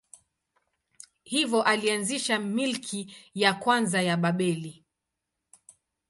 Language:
Swahili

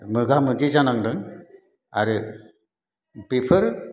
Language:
Bodo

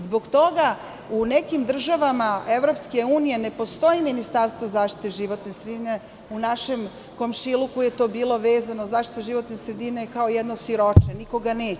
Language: Serbian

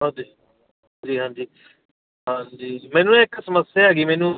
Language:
Punjabi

